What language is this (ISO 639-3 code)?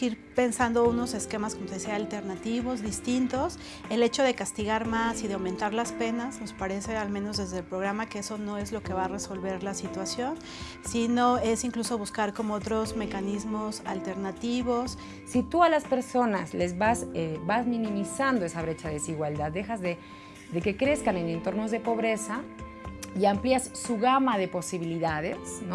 spa